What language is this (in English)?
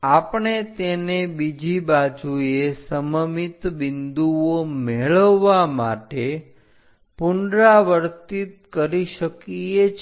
Gujarati